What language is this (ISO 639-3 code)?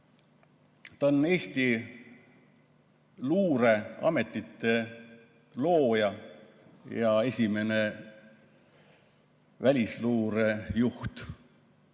est